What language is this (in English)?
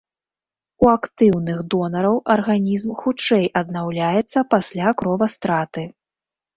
Belarusian